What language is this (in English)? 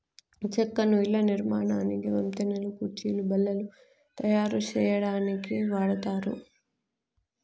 Telugu